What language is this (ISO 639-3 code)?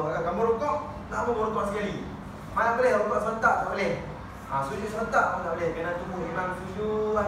msa